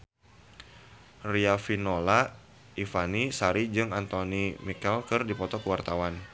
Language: Sundanese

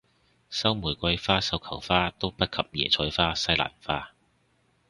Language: Cantonese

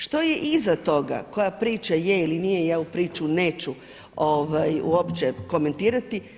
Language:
Croatian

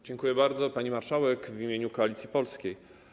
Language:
Polish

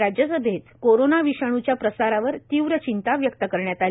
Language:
Marathi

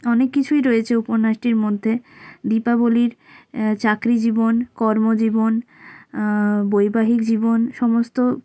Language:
Bangla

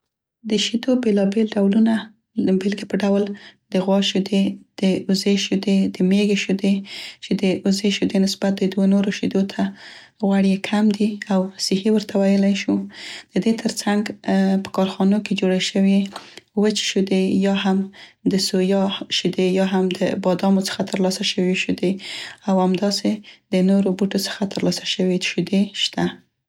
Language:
Central Pashto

